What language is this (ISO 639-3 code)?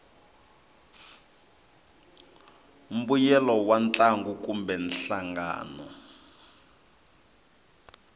tso